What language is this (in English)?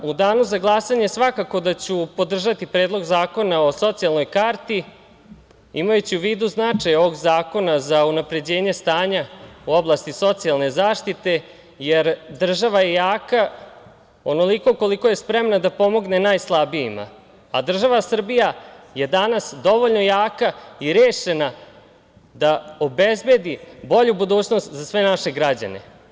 Serbian